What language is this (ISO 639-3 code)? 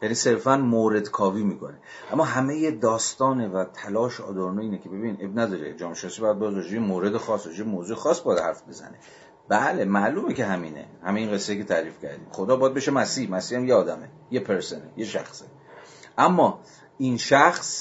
fas